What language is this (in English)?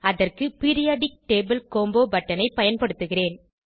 Tamil